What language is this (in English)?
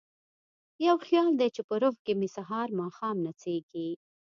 Pashto